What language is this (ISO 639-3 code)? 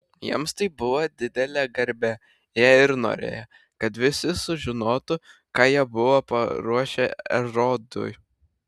lit